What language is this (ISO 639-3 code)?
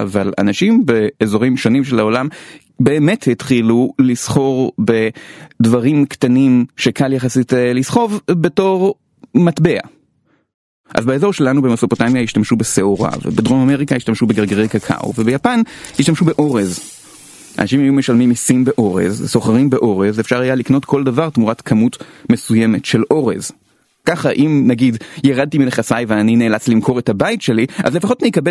heb